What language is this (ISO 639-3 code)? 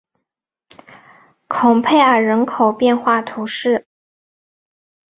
zho